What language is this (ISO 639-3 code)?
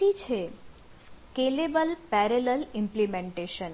guj